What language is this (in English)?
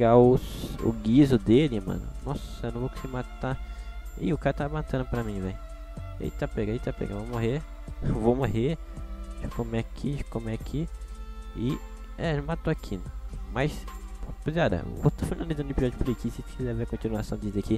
Portuguese